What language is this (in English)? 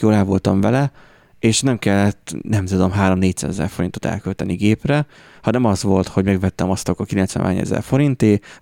Hungarian